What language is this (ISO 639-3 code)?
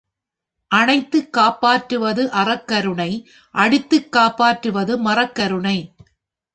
tam